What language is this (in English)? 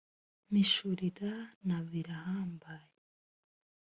Kinyarwanda